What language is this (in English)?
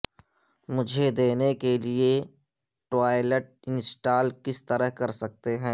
Urdu